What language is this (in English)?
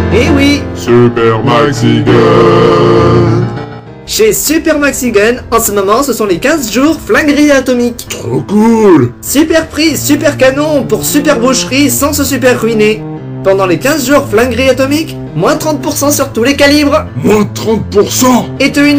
French